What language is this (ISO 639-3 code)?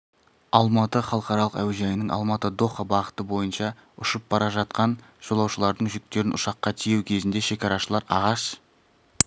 kaz